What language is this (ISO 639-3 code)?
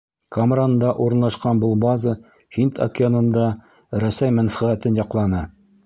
bak